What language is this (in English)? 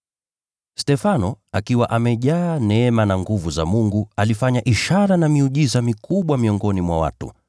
Swahili